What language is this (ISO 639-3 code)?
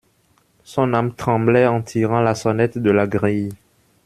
fra